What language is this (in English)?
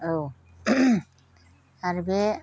Bodo